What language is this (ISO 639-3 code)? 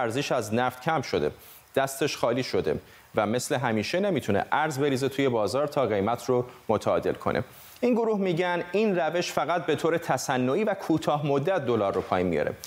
fas